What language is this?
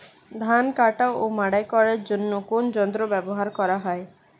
Bangla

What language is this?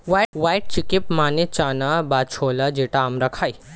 Bangla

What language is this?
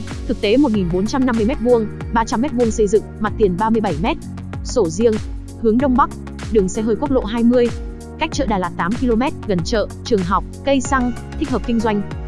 Vietnamese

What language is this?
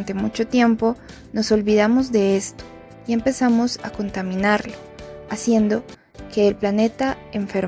Spanish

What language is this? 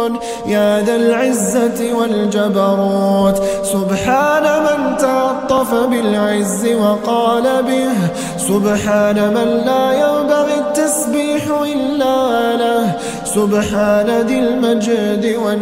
Arabic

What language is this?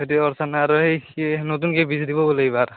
Assamese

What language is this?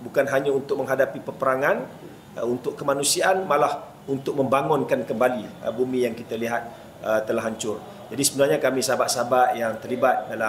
Malay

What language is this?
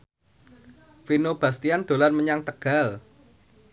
Javanese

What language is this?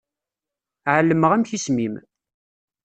Kabyle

